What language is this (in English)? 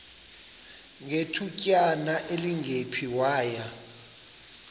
Xhosa